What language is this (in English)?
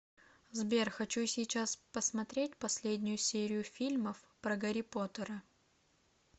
Russian